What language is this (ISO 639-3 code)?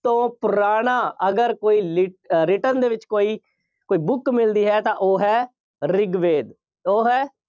pan